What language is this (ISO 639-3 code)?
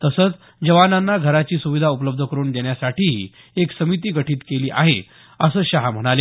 mar